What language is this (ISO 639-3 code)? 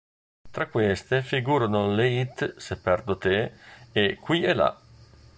ita